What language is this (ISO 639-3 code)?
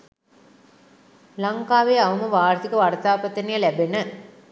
sin